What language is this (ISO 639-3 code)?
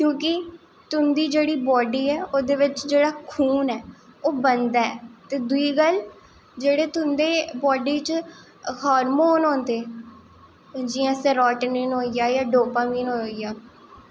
doi